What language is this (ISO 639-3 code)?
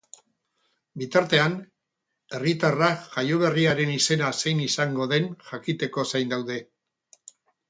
eus